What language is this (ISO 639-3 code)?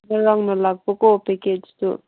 mni